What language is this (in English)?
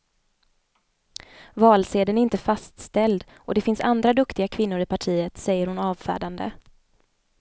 Swedish